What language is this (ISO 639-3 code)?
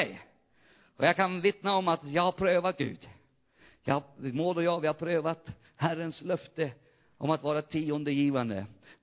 swe